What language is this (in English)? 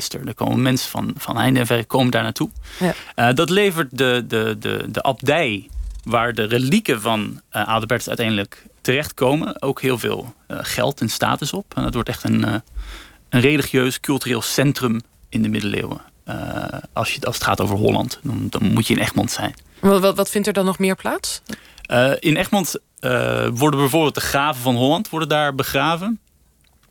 Dutch